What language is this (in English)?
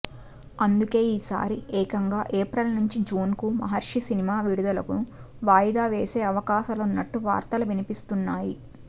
Telugu